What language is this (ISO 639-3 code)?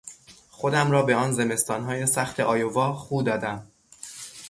fas